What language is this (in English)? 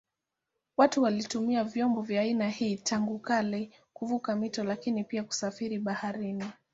Swahili